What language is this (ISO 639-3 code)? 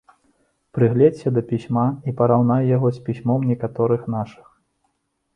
bel